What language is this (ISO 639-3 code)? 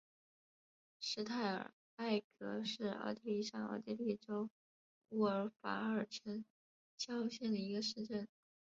zho